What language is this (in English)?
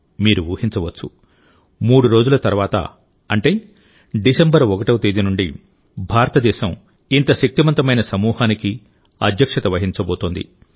Telugu